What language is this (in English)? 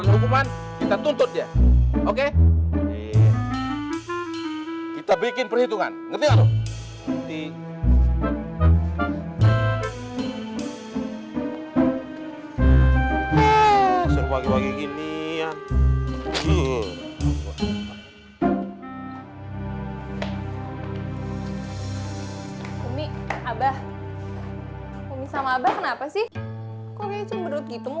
Indonesian